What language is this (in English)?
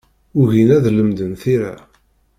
Kabyle